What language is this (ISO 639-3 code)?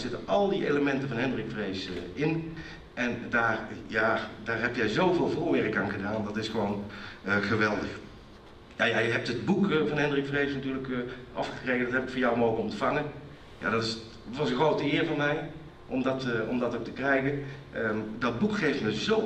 nld